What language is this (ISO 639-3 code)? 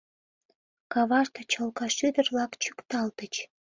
chm